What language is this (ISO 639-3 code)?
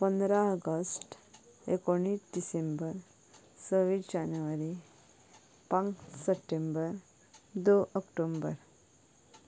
kok